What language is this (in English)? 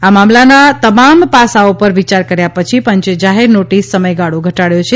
Gujarati